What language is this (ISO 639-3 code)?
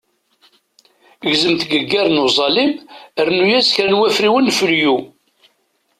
kab